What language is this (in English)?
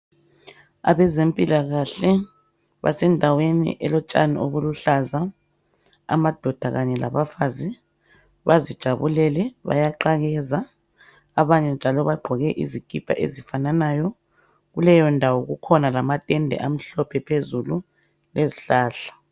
North Ndebele